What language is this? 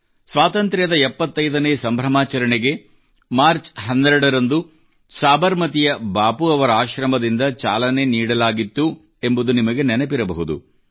Kannada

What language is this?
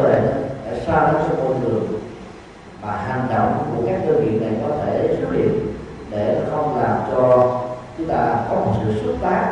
Vietnamese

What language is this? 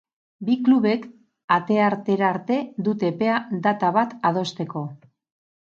Basque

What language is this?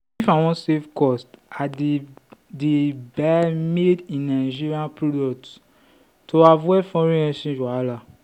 Nigerian Pidgin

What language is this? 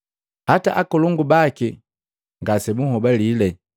Matengo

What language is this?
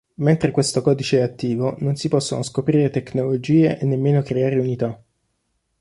Italian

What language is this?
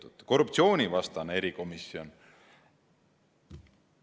Estonian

